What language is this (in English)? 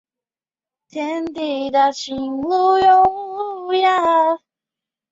Chinese